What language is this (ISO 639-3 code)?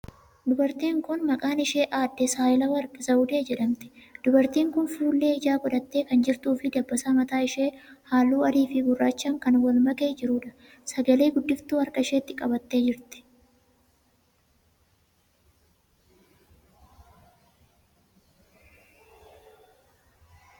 orm